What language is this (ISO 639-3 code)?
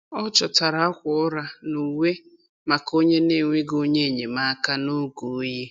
ibo